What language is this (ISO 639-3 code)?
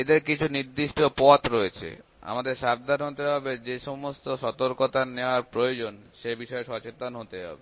ben